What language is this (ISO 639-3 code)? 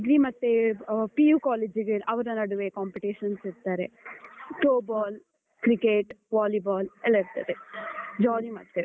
kan